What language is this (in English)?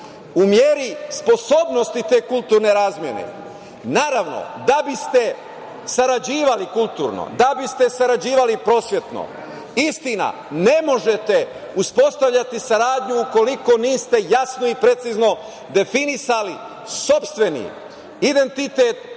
Serbian